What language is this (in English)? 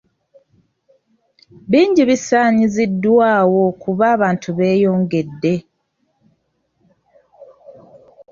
Ganda